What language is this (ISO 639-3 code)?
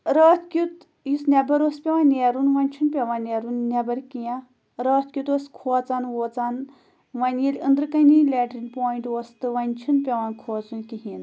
kas